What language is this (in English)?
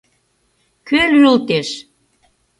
Mari